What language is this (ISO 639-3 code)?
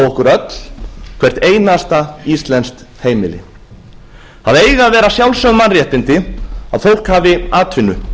isl